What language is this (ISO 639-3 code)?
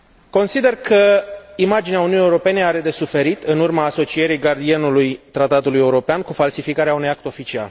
ron